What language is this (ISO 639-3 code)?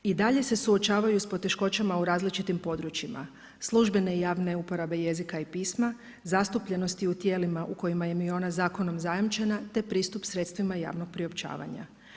hrv